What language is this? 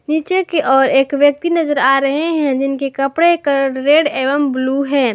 Hindi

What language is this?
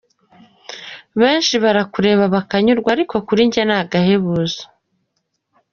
Kinyarwanda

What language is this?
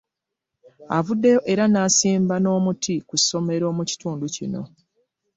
Ganda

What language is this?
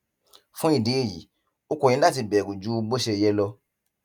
Yoruba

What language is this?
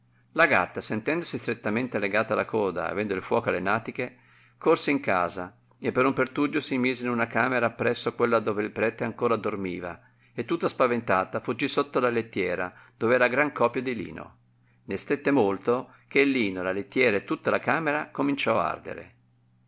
Italian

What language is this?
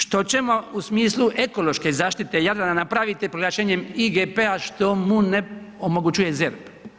Croatian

